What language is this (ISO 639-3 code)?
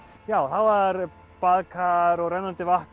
isl